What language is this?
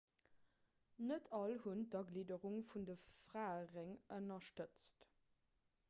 Luxembourgish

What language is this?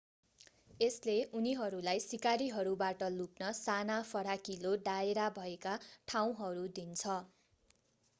Nepali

